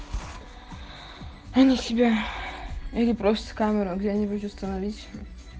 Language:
Russian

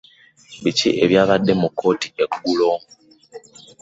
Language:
Ganda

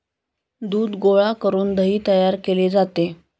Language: Marathi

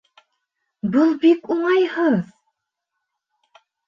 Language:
Bashkir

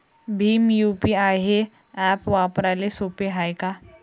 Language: Marathi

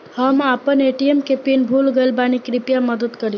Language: Bhojpuri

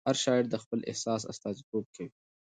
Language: Pashto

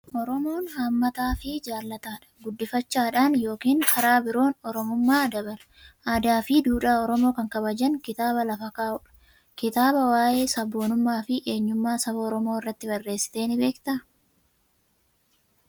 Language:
Oromo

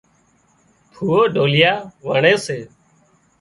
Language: Wadiyara Koli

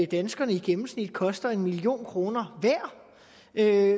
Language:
Danish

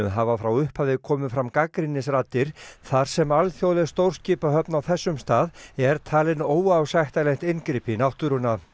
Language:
Icelandic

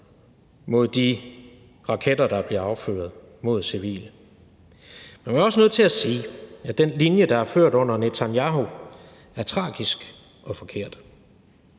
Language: Danish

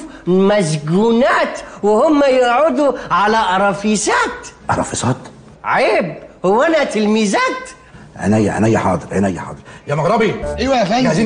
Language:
Arabic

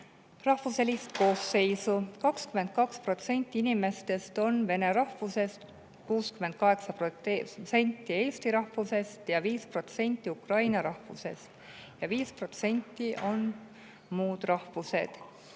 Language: Estonian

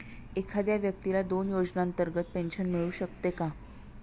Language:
Marathi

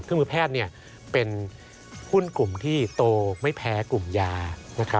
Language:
Thai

